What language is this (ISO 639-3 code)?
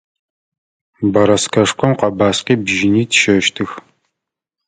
ady